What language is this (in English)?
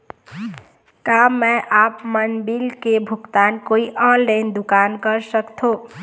Chhattisgarhi